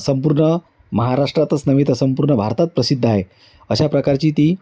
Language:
Marathi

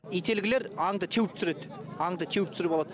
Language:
Kazakh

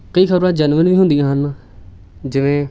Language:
Punjabi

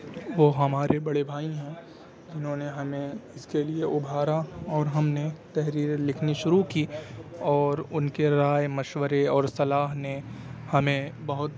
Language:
Urdu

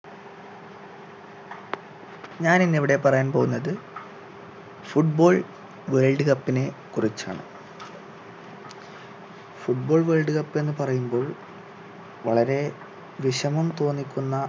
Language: Malayalam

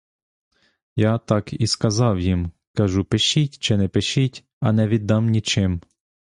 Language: Ukrainian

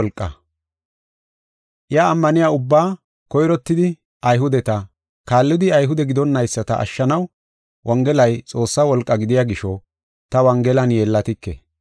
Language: Gofa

